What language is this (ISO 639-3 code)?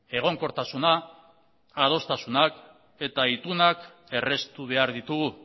eus